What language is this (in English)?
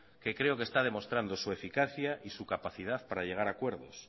Spanish